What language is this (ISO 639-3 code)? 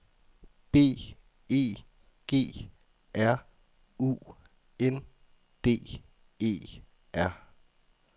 dan